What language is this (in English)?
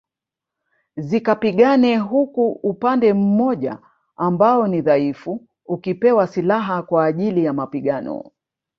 Swahili